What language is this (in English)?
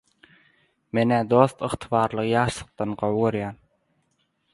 Turkmen